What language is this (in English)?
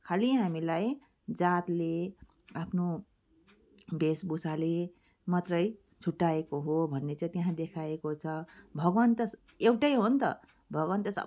Nepali